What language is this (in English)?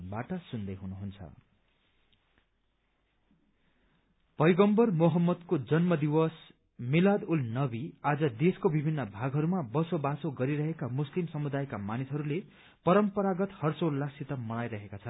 Nepali